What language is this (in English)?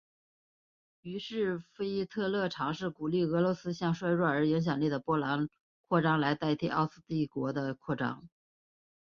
Chinese